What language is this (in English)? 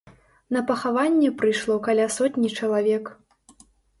Belarusian